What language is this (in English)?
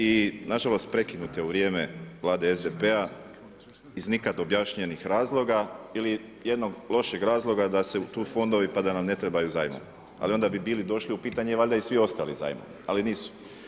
Croatian